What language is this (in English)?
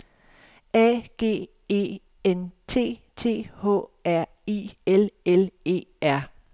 Danish